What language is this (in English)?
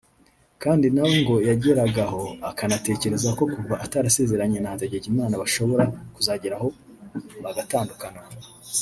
Kinyarwanda